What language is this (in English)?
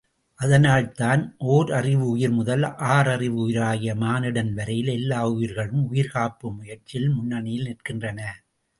Tamil